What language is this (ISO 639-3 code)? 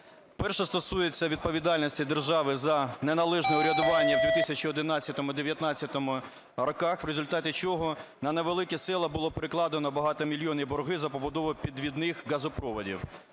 ukr